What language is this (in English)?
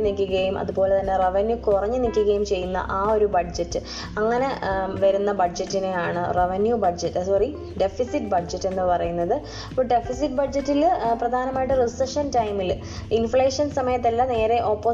Malayalam